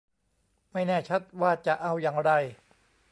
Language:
Thai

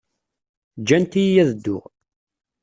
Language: Kabyle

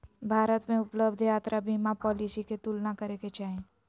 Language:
Magahi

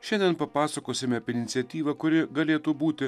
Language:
Lithuanian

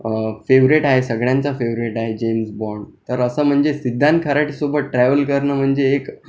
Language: Marathi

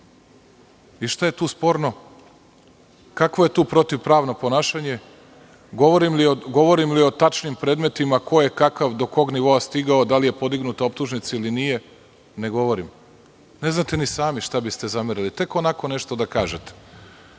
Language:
Serbian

